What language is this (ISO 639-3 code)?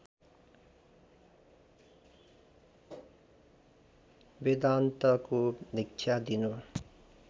nep